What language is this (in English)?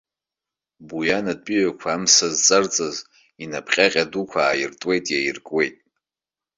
Abkhazian